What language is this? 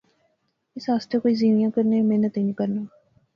Pahari-Potwari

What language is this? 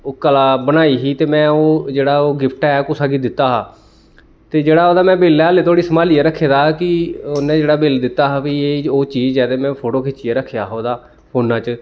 Dogri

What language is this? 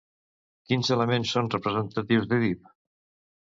Catalan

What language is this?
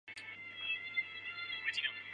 Chinese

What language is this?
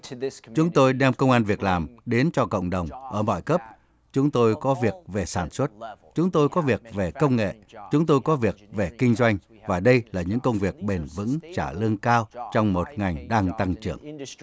Vietnamese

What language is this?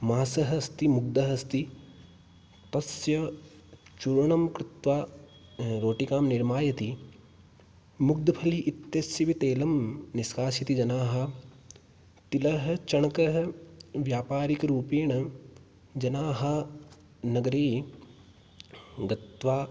Sanskrit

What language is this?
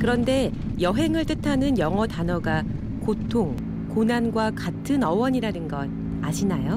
Korean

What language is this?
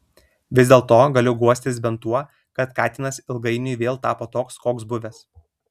Lithuanian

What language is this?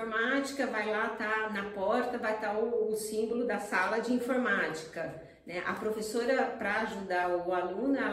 Portuguese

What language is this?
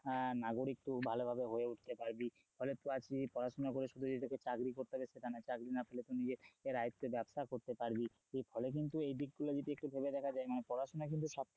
Bangla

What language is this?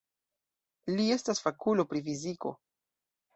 Esperanto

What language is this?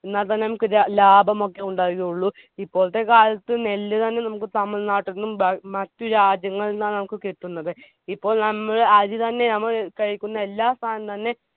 Malayalam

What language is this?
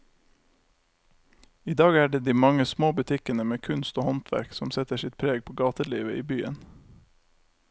Norwegian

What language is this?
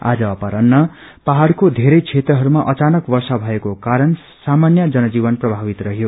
Nepali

